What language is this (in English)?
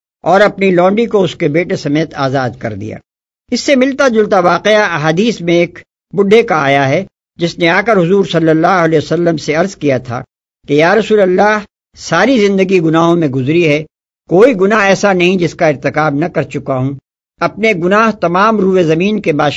Urdu